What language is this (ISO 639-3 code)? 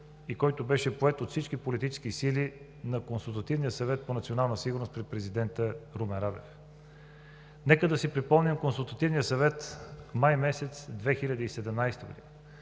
bul